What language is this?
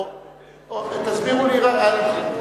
Hebrew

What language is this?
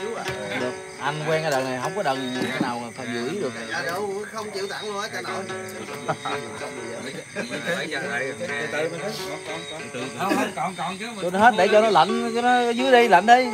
Vietnamese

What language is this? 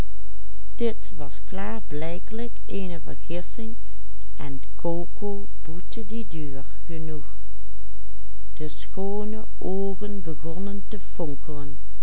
Dutch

